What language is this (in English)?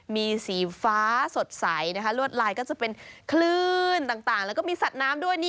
Thai